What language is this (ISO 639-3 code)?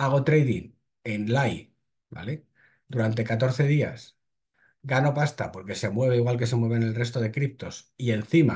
spa